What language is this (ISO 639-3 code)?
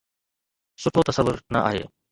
snd